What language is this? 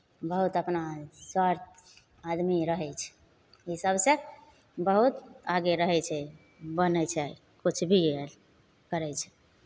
Maithili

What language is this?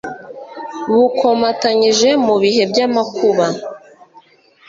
Kinyarwanda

